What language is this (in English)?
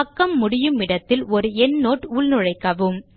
Tamil